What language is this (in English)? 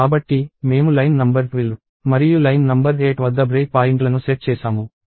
Telugu